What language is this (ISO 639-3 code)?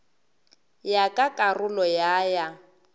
nso